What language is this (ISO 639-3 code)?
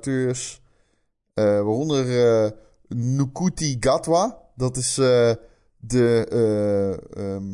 nld